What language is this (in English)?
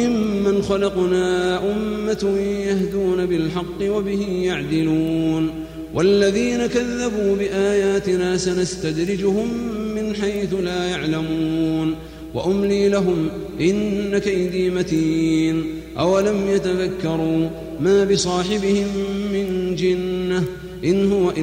Arabic